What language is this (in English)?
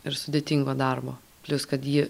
Lithuanian